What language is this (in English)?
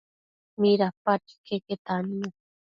Matsés